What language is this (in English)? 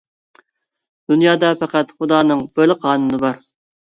Uyghur